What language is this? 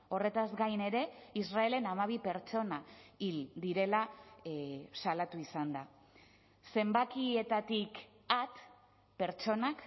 Basque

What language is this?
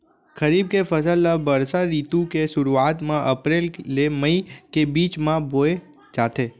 Chhattisgarhi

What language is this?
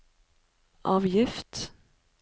Norwegian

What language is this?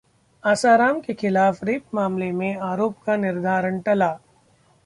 Hindi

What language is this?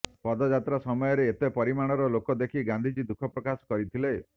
Odia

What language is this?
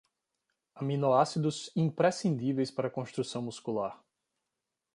Portuguese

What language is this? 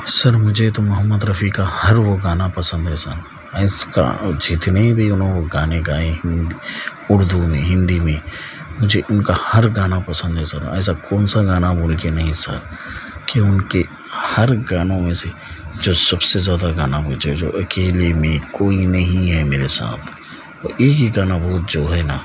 Urdu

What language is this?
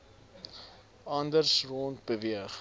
Afrikaans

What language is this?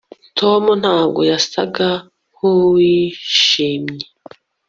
Kinyarwanda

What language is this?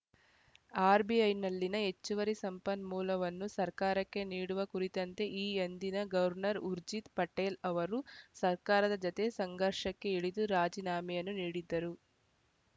Kannada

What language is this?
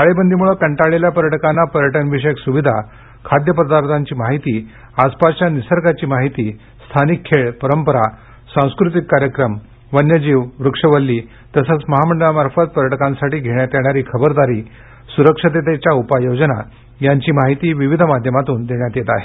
Marathi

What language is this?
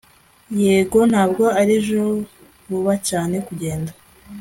Kinyarwanda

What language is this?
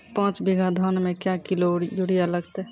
Maithili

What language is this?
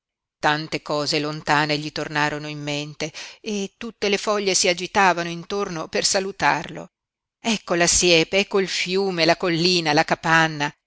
Italian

